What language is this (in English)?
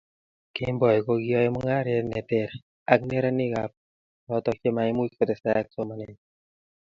Kalenjin